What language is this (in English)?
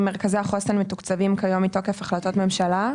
Hebrew